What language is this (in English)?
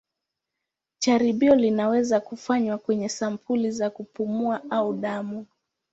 Swahili